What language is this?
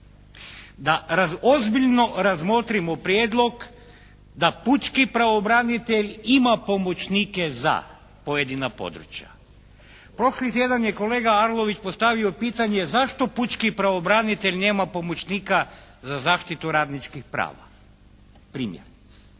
Croatian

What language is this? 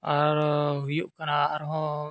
Santali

